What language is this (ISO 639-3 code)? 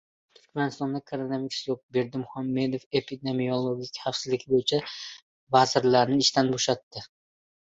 uzb